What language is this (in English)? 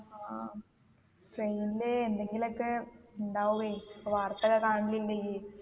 Malayalam